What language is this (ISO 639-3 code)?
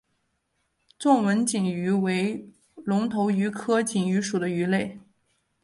zho